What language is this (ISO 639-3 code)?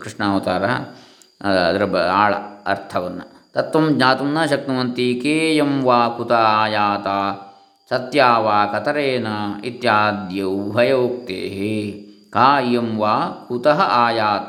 kan